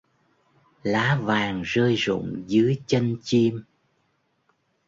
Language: Vietnamese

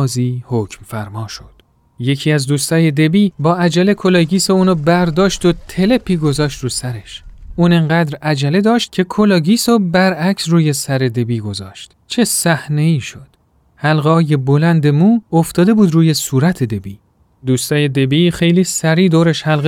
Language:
Persian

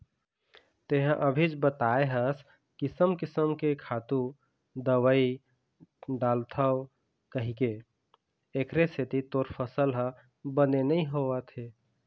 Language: Chhattisgarhi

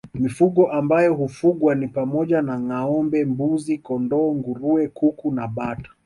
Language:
Swahili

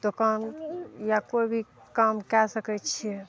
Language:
Maithili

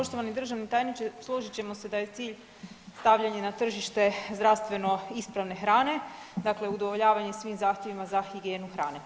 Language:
Croatian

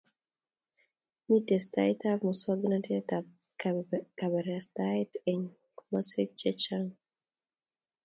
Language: Kalenjin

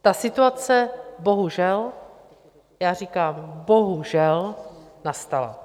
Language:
Czech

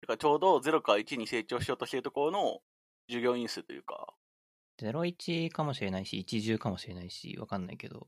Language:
Japanese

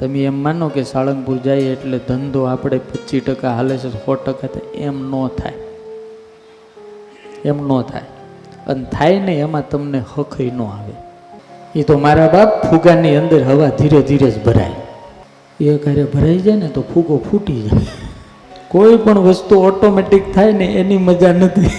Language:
Gujarati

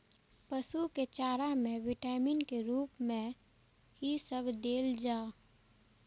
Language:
Maithili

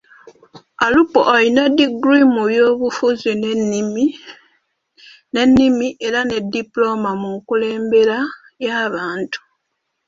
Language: Ganda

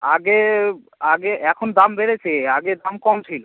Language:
Bangla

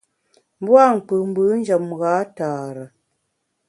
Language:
Bamun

